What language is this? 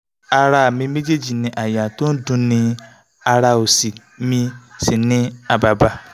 Yoruba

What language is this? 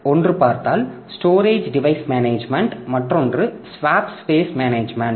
Tamil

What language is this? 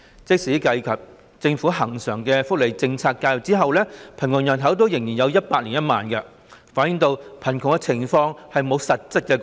Cantonese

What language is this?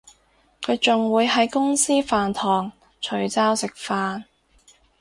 Cantonese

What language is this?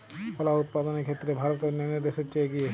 Bangla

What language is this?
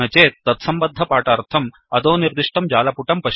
Sanskrit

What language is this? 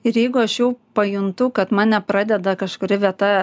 Lithuanian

